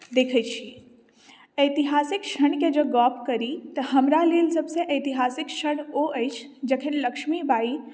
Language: Maithili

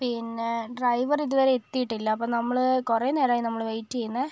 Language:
Malayalam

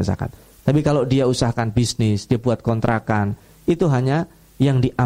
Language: Indonesian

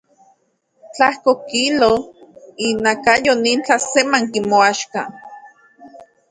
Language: Central Puebla Nahuatl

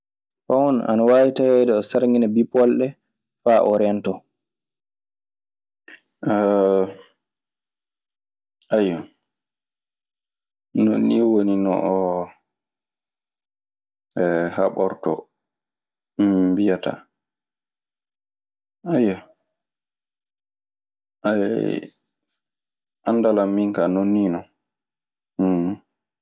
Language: Maasina Fulfulde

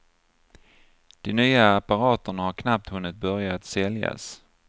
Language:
Swedish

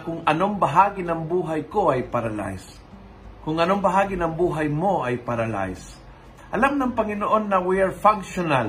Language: Filipino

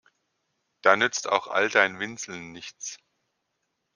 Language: German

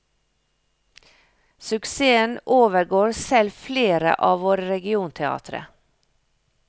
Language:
Norwegian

